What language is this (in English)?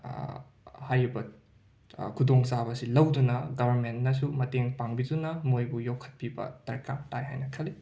Manipuri